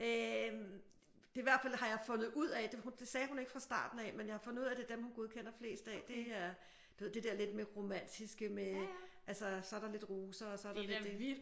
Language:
Danish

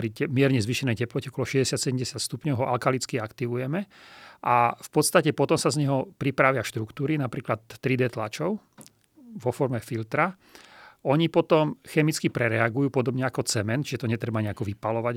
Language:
Slovak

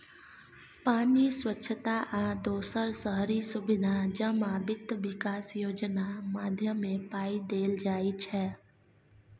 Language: Maithili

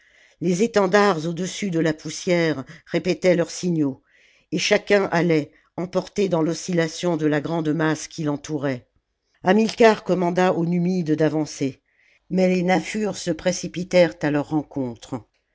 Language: French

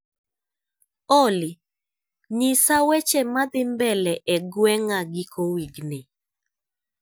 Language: Luo (Kenya and Tanzania)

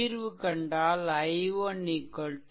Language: Tamil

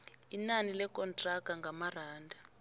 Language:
South Ndebele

